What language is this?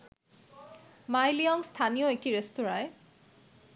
Bangla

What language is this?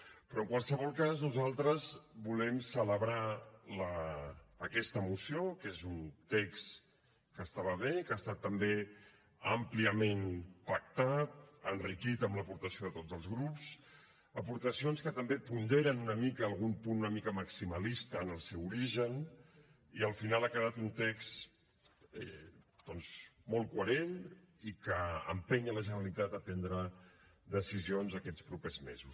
Catalan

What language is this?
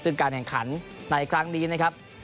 Thai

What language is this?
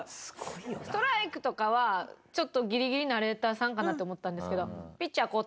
Japanese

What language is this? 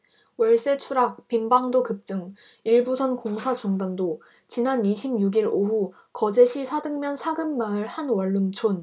Korean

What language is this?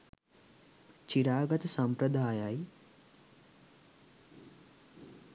Sinhala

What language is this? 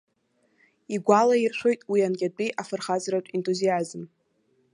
Abkhazian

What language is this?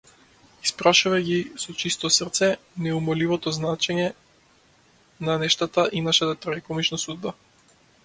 Macedonian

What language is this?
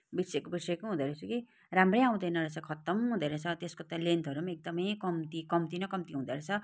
Nepali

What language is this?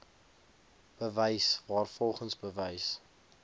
Afrikaans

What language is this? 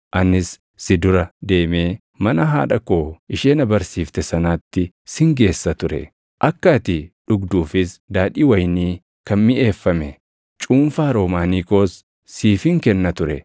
Oromo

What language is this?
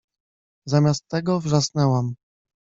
Polish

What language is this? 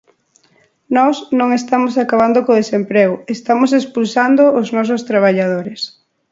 Galician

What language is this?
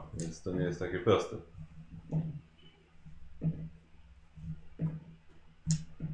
Polish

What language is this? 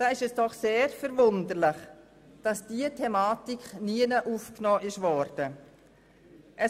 Swiss German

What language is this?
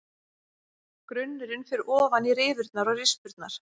Icelandic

